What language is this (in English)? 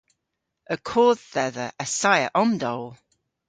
Cornish